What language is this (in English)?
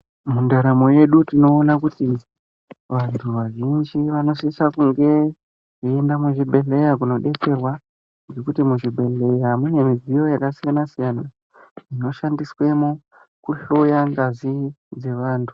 Ndau